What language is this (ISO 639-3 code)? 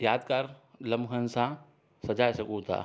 snd